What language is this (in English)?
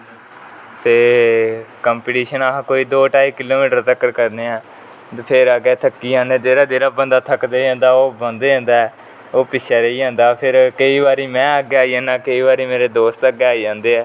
Dogri